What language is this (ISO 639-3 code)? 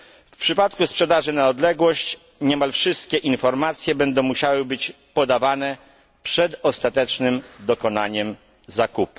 pol